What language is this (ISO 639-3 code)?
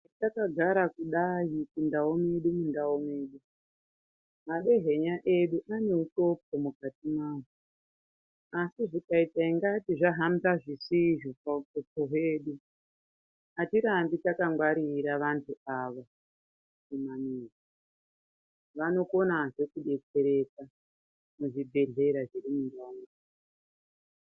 ndc